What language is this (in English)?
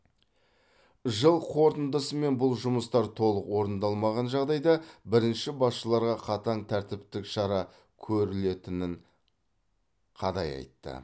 Kazakh